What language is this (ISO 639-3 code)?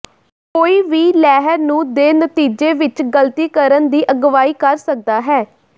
pan